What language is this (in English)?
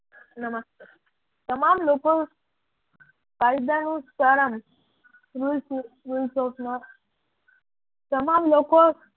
Gujarati